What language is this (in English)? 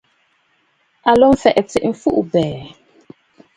Bafut